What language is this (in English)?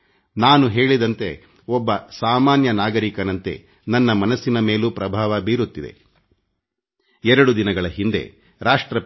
Kannada